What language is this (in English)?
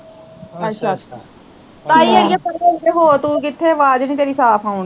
Punjabi